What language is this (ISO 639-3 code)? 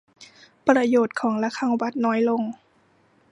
tha